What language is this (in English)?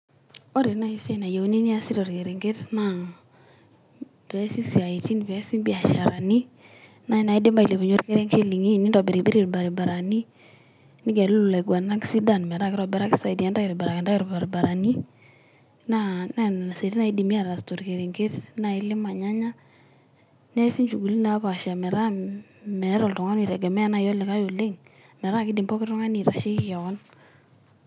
Masai